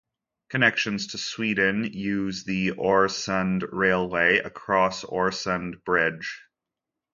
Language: English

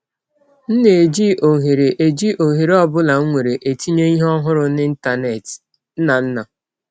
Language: Igbo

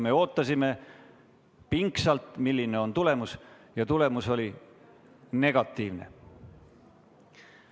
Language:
Estonian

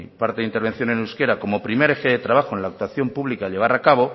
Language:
Spanish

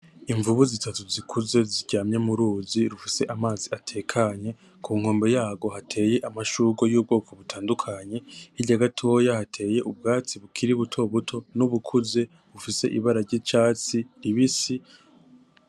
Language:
Rundi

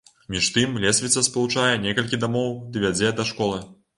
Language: Belarusian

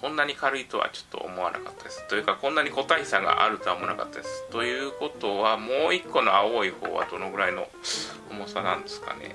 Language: Japanese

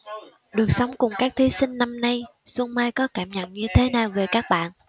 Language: Vietnamese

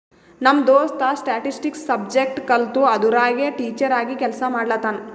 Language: Kannada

